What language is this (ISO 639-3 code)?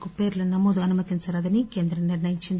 tel